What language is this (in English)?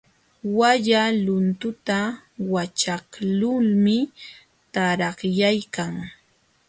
Jauja Wanca Quechua